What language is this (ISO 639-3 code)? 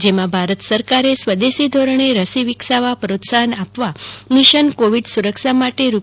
guj